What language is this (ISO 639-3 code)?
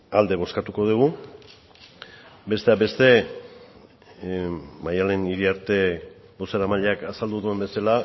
eus